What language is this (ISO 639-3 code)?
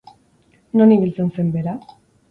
eus